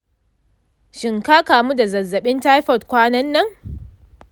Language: Hausa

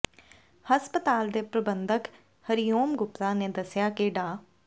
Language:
Punjabi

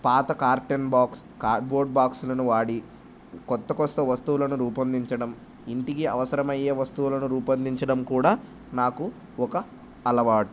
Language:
Telugu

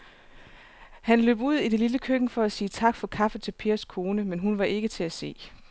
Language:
Danish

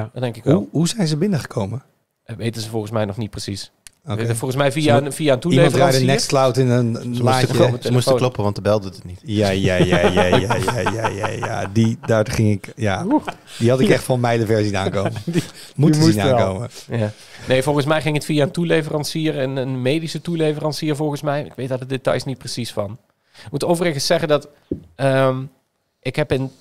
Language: Dutch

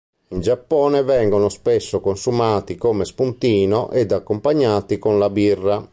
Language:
Italian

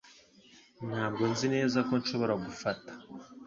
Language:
Kinyarwanda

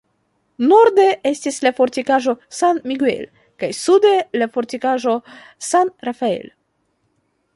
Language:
Esperanto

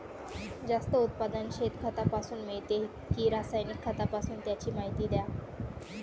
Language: Marathi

